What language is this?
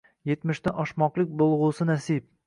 Uzbek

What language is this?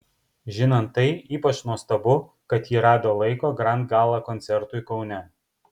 Lithuanian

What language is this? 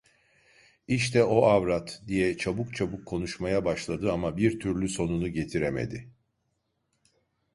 Turkish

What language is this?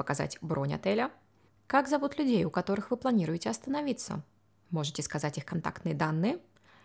Russian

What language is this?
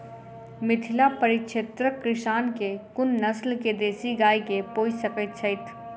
Maithili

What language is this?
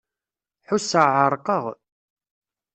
Kabyle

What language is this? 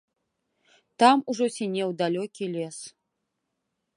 Belarusian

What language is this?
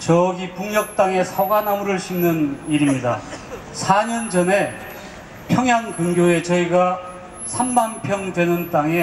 Korean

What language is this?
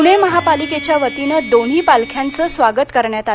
Marathi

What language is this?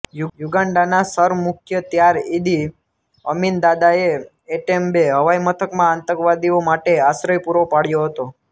Gujarati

